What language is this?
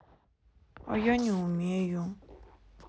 Russian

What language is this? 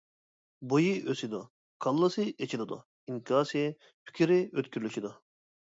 Uyghur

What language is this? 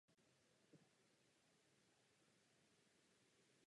Czech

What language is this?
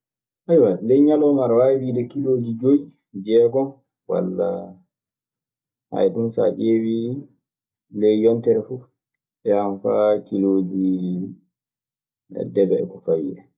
Maasina Fulfulde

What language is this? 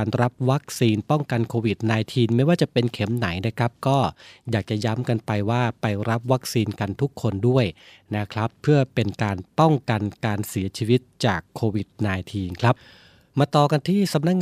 Thai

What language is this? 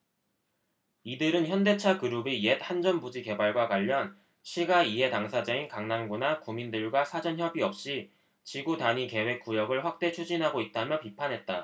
Korean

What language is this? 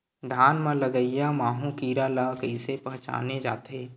Chhattisgarhi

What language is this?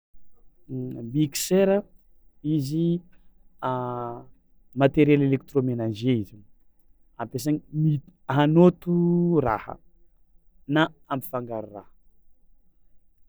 Tsimihety Malagasy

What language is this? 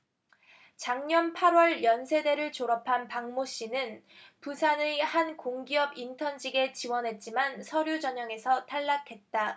Korean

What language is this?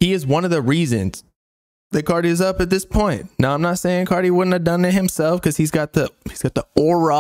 English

